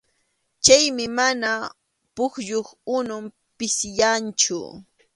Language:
Arequipa-La Unión Quechua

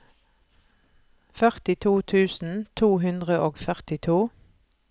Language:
Norwegian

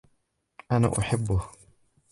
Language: Arabic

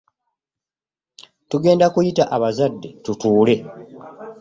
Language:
Ganda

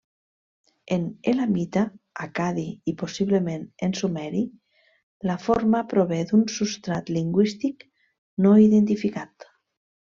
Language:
Catalan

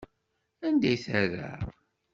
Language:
Kabyle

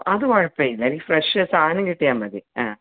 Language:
Malayalam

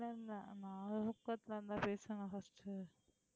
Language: Tamil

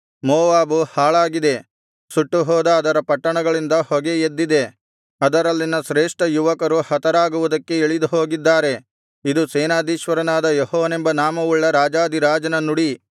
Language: Kannada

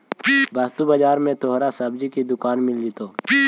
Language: Magahi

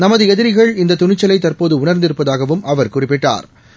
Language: Tamil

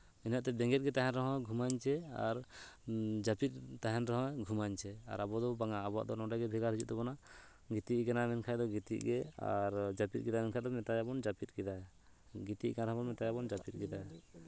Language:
Santali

